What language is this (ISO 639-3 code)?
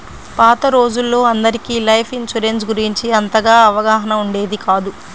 tel